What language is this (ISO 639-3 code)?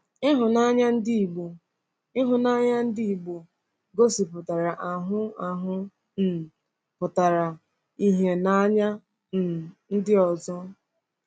ibo